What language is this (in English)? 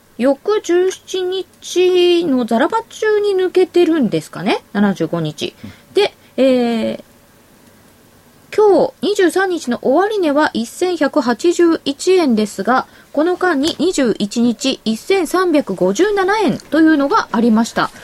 Japanese